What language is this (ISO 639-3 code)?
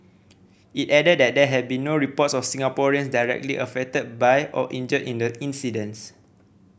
eng